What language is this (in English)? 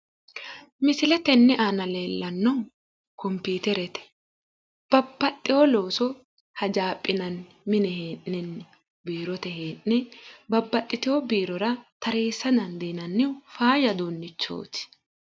Sidamo